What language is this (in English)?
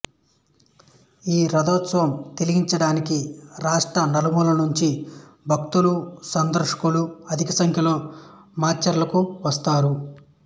Telugu